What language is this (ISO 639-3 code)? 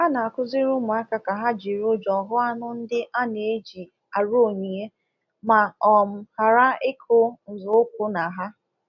ibo